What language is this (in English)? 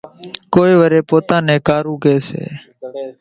Kachi Koli